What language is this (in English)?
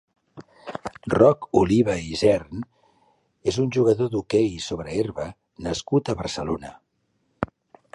Catalan